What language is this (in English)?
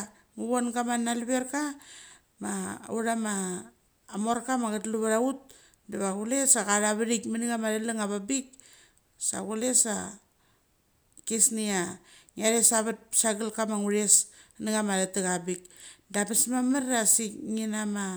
Mali